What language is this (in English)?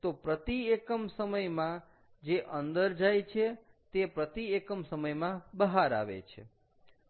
Gujarati